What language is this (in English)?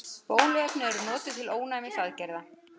Icelandic